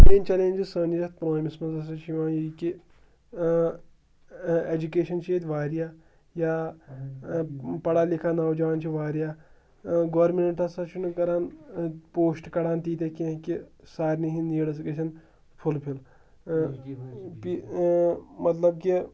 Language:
Kashmiri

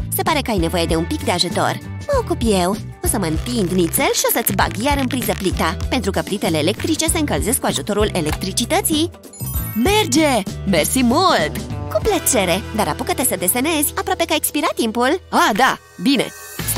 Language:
Romanian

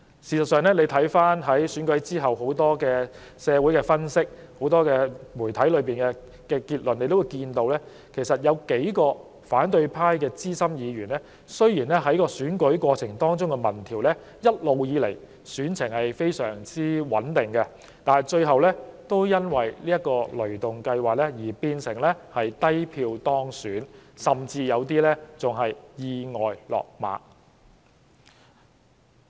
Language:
Cantonese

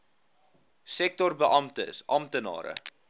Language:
Afrikaans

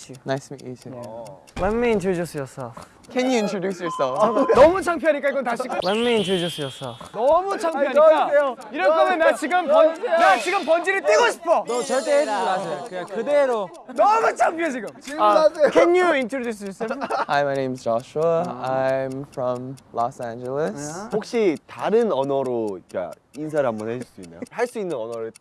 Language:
Korean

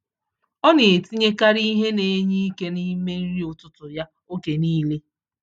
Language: Igbo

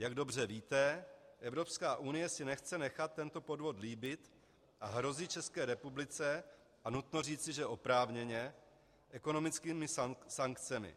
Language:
Czech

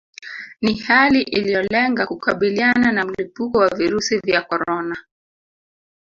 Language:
Swahili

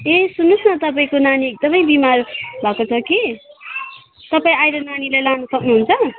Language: Nepali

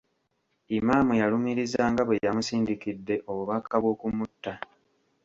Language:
Ganda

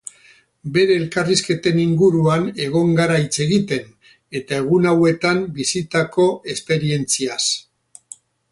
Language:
Basque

